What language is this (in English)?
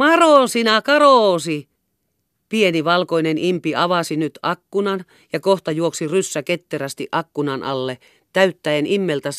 Finnish